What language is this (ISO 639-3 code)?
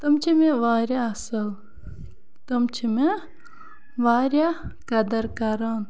kas